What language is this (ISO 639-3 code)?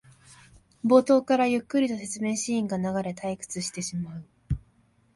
jpn